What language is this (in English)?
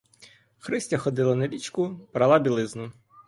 Ukrainian